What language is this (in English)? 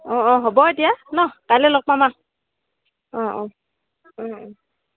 Assamese